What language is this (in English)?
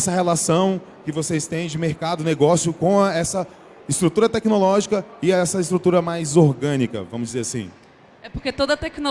Portuguese